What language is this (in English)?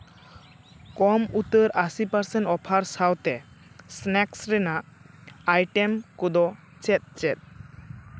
Santali